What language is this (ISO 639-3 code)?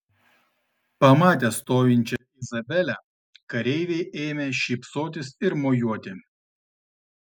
lit